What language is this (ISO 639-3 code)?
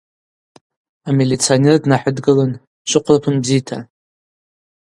abq